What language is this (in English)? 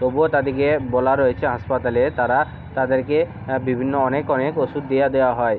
Bangla